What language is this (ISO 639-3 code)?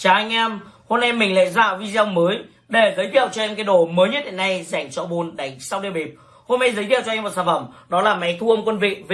vie